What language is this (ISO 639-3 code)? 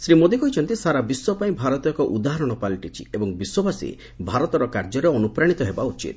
ori